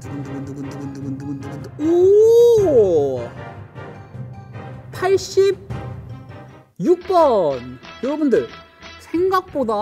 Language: Korean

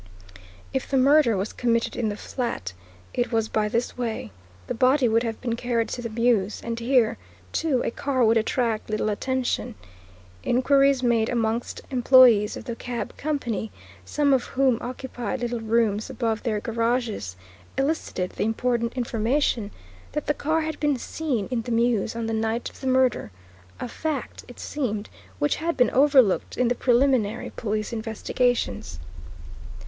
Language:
English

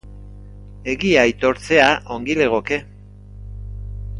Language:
Basque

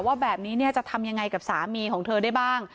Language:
Thai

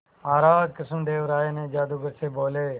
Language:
Hindi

